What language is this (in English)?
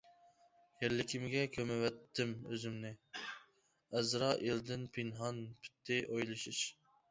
Uyghur